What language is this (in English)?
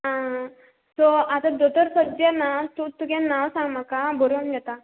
Konkani